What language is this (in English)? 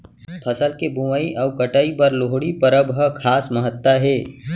Chhattisgarhi